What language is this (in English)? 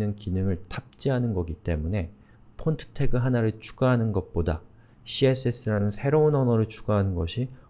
Korean